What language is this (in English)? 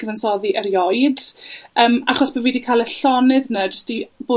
Welsh